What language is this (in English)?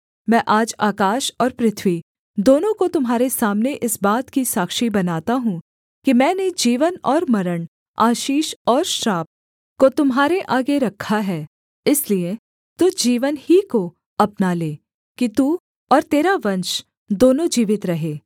Hindi